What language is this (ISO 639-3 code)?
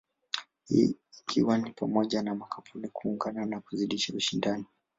swa